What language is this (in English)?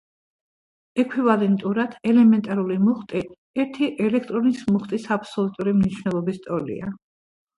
Georgian